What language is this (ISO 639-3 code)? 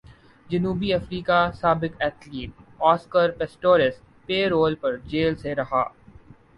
urd